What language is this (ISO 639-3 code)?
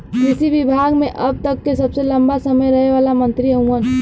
bho